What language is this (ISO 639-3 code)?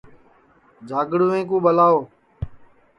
ssi